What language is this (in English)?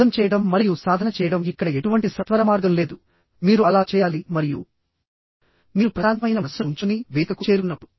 Telugu